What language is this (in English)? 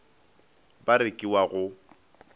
Northern Sotho